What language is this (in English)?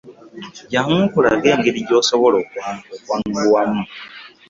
Ganda